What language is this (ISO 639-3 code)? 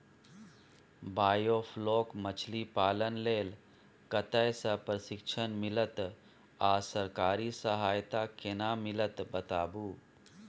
mai